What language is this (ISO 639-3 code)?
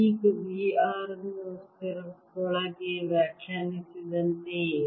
kan